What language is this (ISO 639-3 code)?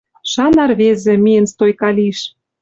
mrj